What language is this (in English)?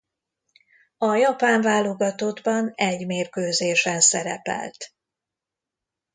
Hungarian